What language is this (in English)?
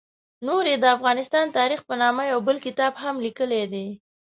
Pashto